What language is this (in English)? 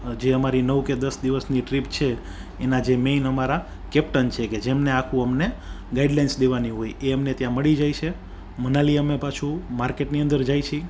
Gujarati